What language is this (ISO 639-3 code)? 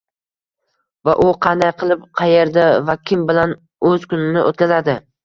uzb